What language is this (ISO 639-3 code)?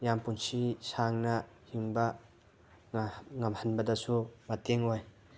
mni